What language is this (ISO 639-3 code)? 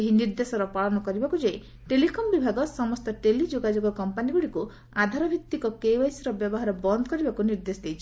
ori